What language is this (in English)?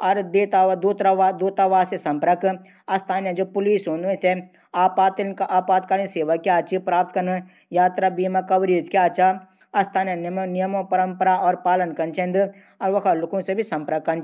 Garhwali